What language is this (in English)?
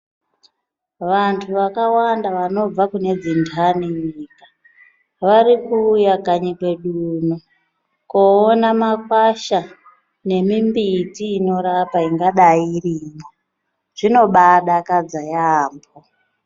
Ndau